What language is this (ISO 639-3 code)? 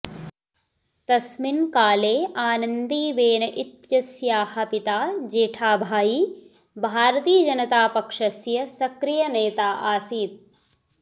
san